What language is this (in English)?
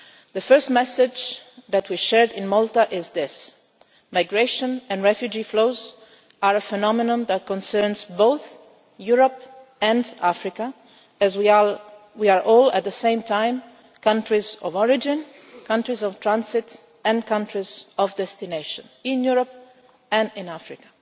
English